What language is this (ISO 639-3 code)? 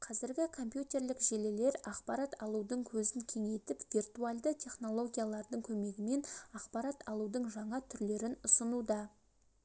kaz